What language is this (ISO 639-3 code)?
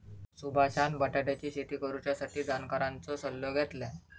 mar